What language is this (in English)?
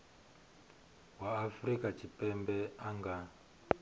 Venda